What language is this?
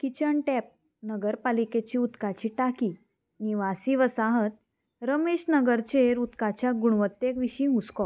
Konkani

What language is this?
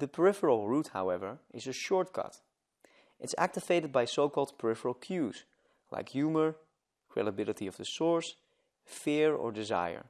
English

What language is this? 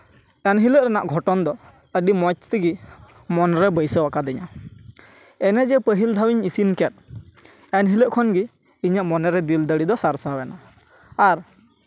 Santali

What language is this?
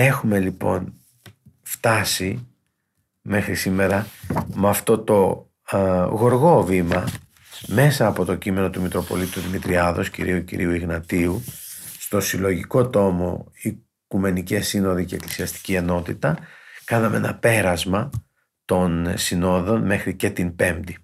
Greek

